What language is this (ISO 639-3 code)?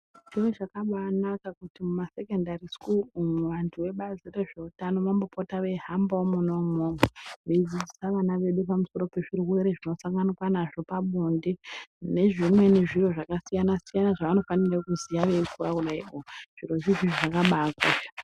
ndc